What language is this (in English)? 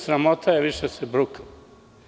Serbian